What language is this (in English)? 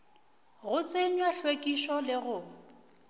Northern Sotho